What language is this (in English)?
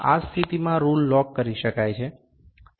Gujarati